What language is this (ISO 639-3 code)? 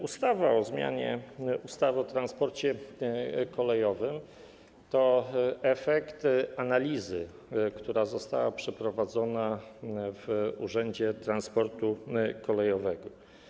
pol